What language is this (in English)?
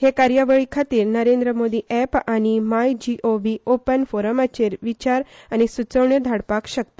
Konkani